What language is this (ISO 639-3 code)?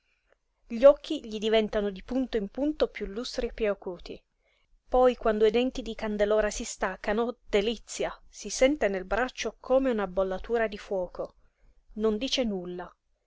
ita